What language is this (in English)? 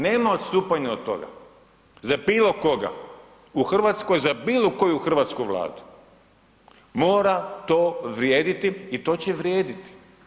Croatian